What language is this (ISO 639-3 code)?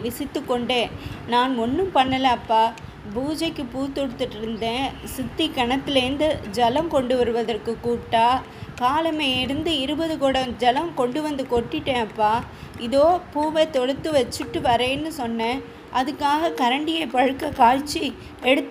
tam